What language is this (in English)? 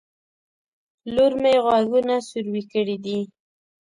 Pashto